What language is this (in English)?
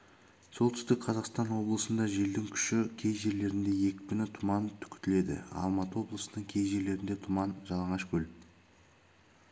Kazakh